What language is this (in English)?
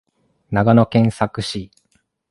Japanese